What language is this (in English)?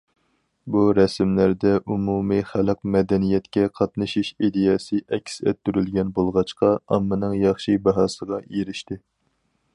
Uyghur